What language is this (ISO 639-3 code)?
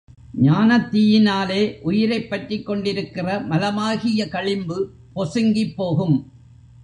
tam